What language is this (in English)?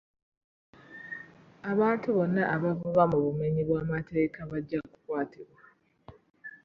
Ganda